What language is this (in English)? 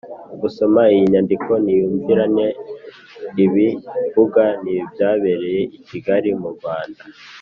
Kinyarwanda